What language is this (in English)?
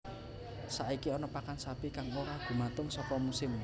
Javanese